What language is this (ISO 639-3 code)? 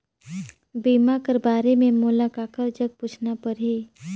hne